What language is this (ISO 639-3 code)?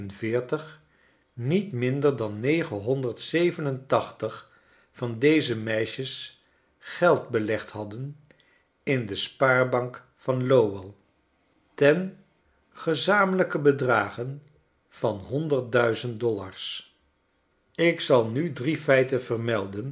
nld